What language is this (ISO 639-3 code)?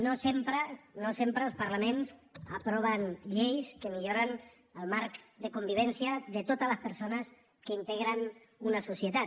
cat